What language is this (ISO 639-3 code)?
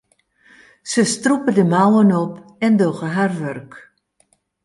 fry